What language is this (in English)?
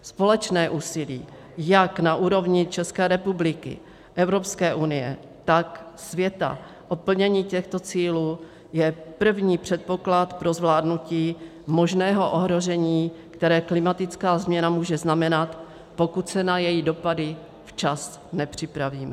Czech